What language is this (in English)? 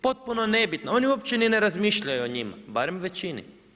Croatian